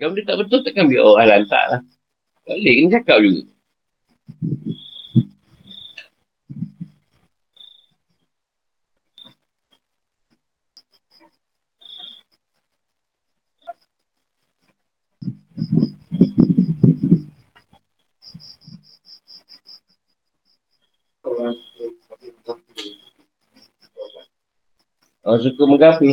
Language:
Malay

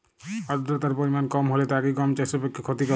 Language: Bangla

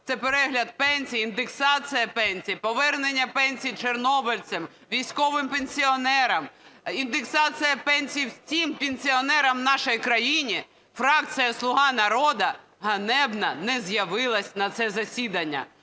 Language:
Ukrainian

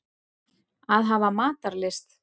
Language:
Icelandic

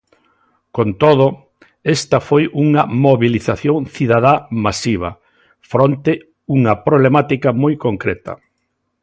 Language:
Galician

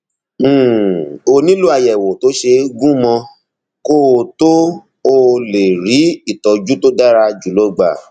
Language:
Yoruba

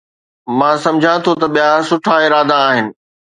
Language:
Sindhi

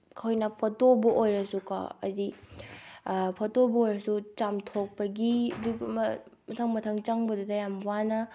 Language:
Manipuri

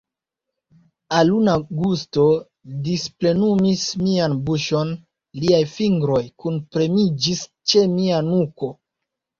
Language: Esperanto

